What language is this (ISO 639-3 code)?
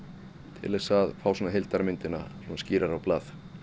isl